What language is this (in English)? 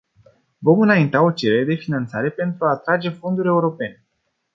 Romanian